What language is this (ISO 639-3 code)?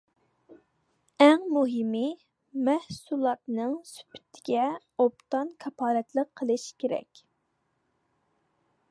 uig